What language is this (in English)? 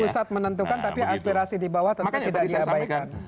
Indonesian